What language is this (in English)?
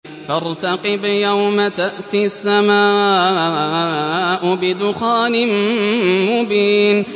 Arabic